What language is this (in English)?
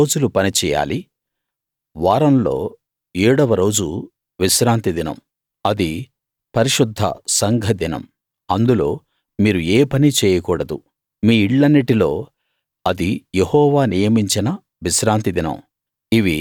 Telugu